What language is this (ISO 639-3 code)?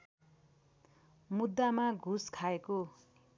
nep